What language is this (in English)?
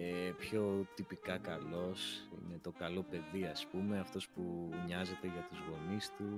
Greek